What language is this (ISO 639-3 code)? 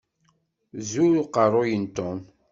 kab